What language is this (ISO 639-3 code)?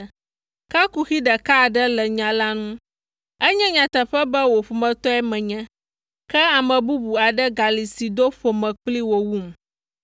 ewe